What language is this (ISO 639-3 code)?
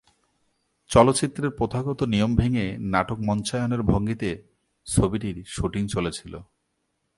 ben